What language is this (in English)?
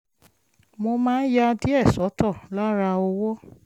Yoruba